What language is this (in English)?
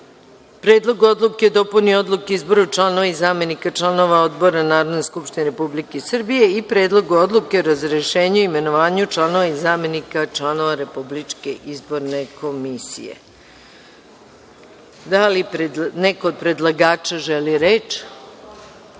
Serbian